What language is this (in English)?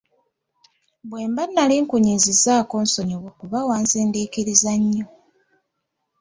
Ganda